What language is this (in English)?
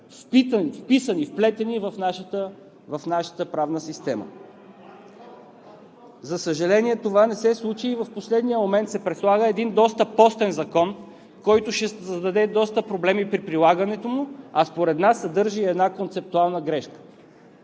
Bulgarian